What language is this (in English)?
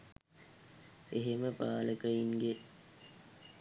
Sinhala